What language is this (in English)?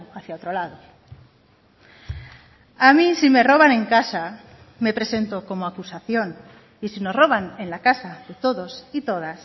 Spanish